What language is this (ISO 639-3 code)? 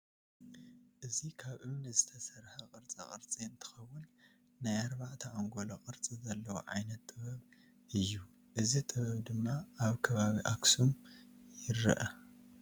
tir